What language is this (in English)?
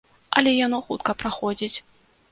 Belarusian